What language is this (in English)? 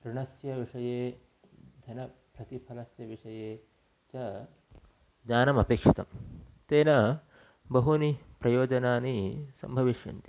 Sanskrit